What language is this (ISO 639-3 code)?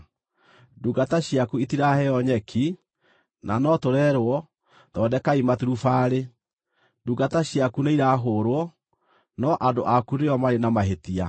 kik